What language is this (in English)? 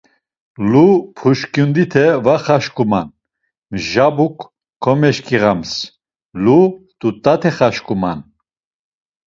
Laz